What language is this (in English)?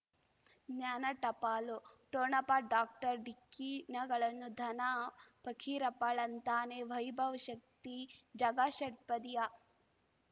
Kannada